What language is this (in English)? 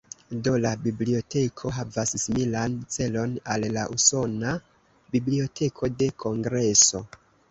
Esperanto